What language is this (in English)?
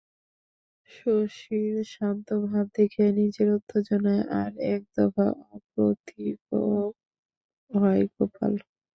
Bangla